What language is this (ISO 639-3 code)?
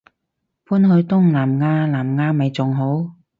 yue